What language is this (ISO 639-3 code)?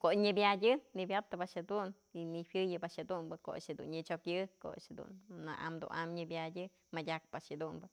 mzl